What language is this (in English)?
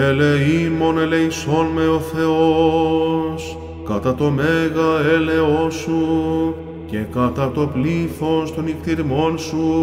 Greek